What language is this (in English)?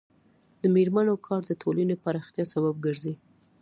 Pashto